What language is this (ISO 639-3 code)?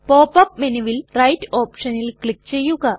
mal